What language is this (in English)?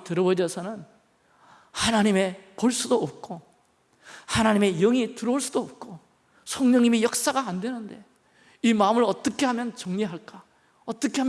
Korean